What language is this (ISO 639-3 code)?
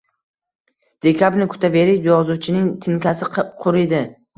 uzb